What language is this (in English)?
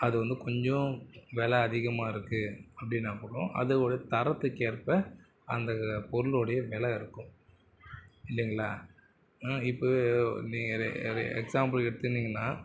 Tamil